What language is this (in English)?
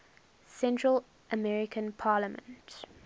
English